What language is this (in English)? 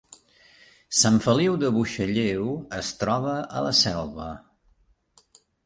Catalan